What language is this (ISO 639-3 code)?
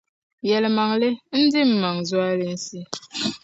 dag